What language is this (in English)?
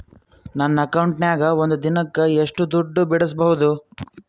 Kannada